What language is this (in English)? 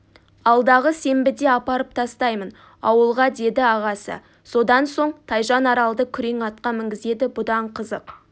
Kazakh